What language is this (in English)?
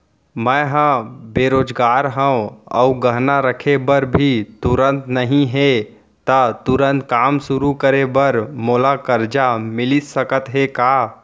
Chhattisgarhi